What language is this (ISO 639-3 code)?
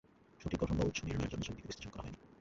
ben